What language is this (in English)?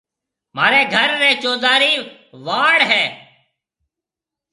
Marwari (Pakistan)